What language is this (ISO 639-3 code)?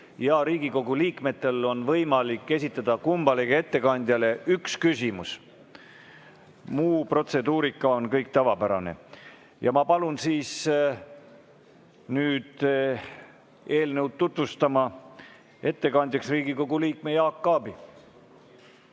est